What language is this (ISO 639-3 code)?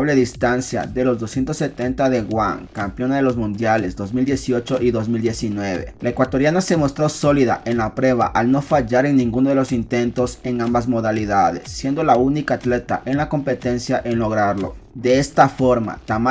spa